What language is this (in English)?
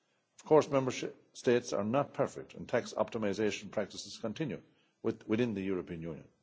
English